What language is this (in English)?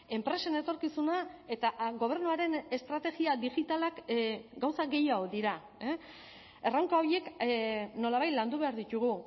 Basque